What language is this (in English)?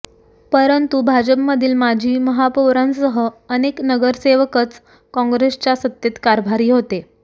Marathi